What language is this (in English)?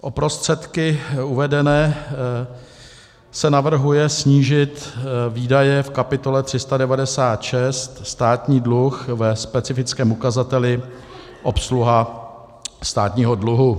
Czech